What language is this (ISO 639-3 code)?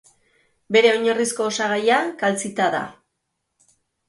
eus